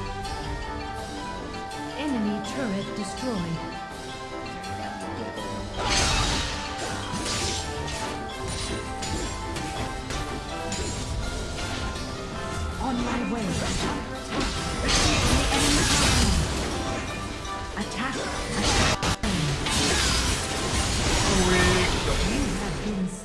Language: Vietnamese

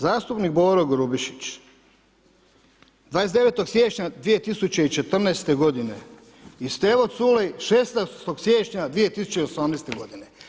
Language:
Croatian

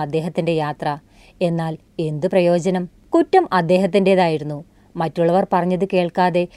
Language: Malayalam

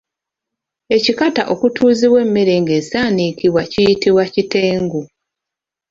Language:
Ganda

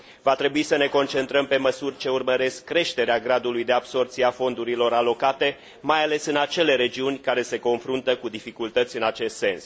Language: Romanian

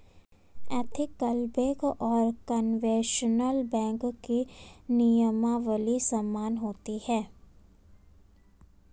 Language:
Hindi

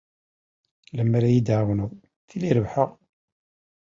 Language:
Kabyle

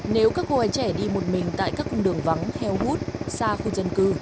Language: Vietnamese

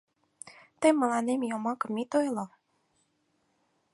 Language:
Mari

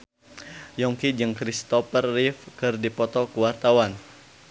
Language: Sundanese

